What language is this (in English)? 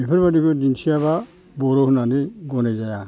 Bodo